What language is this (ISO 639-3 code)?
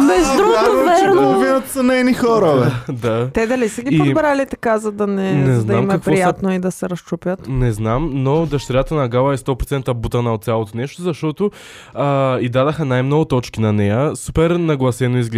bul